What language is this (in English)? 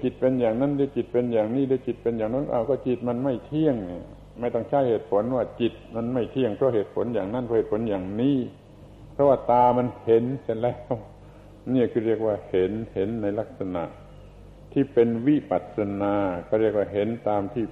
Thai